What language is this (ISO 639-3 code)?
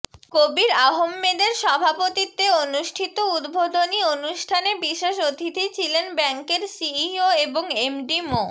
ben